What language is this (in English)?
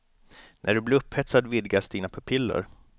Swedish